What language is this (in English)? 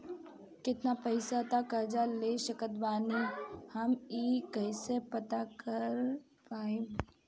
Bhojpuri